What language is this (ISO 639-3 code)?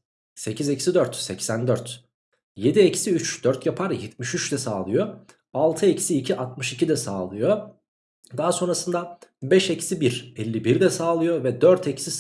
tur